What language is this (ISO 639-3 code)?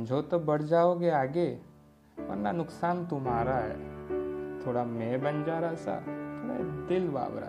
hin